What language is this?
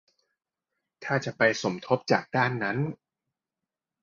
Thai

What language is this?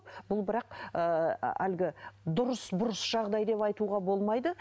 Kazakh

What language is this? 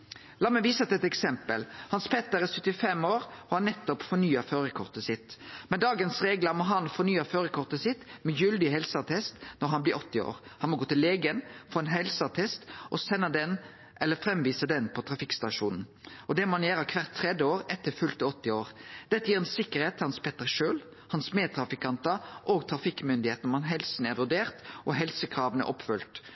Norwegian Nynorsk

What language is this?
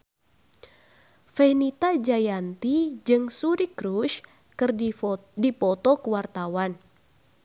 Sundanese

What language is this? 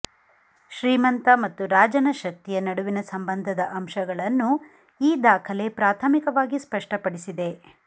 Kannada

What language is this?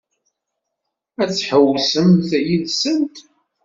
Kabyle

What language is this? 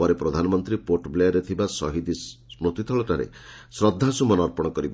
Odia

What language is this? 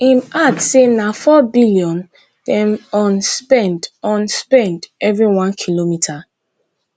Nigerian Pidgin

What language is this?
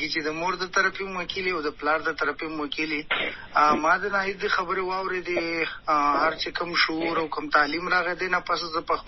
Urdu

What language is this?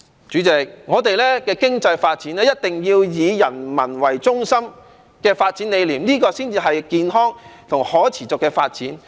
Cantonese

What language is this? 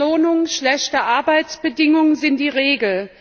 German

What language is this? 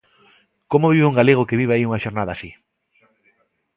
Galician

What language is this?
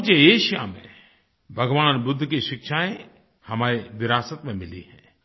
Hindi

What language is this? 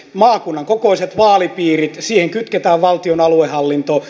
Finnish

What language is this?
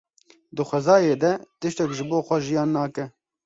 Kurdish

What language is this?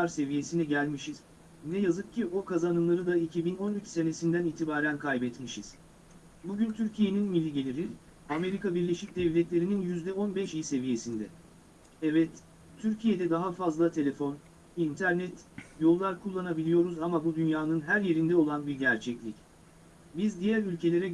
Turkish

